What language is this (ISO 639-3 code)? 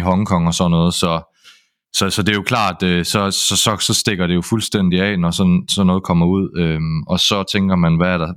dan